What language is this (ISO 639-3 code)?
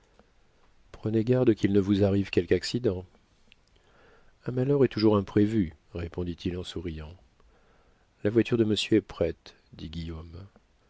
fra